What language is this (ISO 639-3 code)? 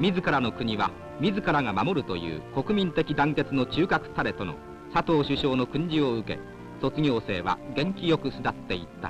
jpn